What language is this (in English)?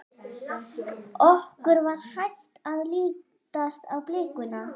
Icelandic